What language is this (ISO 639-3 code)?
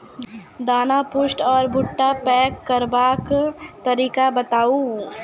mai